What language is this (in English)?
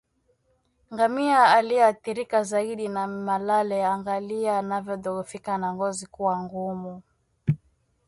Swahili